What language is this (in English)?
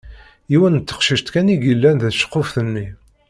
Kabyle